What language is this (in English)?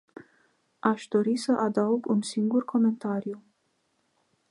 Romanian